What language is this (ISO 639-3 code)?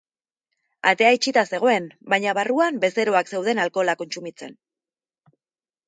eus